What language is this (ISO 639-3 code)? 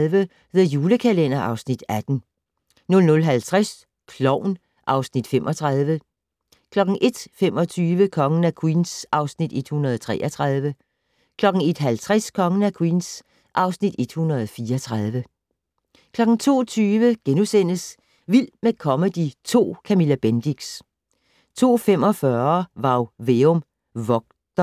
dan